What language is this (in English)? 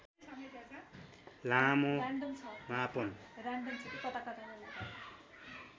Nepali